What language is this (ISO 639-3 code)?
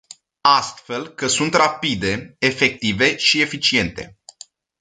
ron